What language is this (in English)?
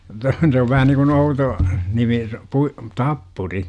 Finnish